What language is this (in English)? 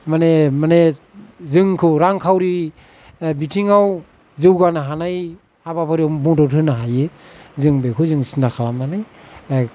Bodo